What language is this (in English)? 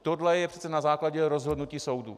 Czech